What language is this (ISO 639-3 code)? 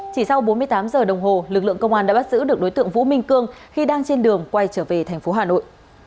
vie